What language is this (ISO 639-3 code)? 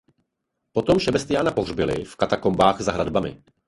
ces